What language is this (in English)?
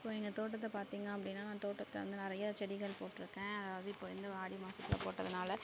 Tamil